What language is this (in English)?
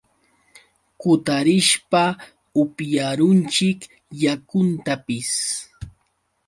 Yauyos Quechua